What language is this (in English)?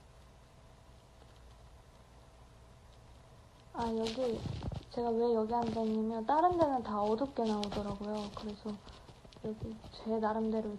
Korean